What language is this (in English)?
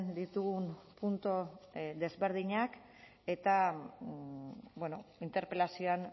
Basque